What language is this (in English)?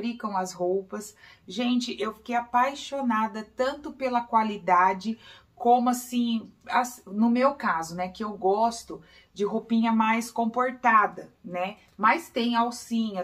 Portuguese